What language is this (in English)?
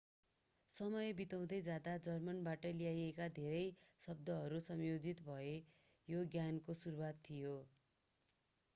Nepali